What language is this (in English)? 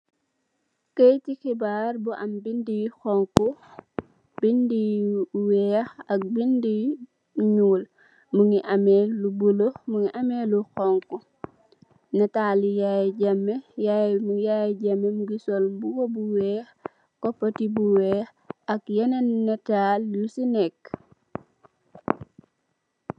Wolof